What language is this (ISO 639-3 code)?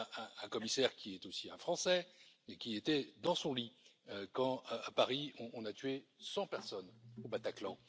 fra